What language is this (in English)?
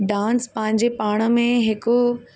Sindhi